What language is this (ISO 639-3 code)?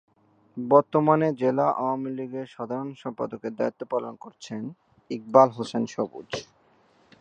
ben